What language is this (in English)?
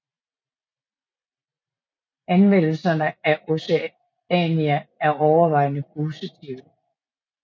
Danish